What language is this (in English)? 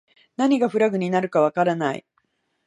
Japanese